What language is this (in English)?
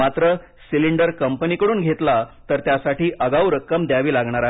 Marathi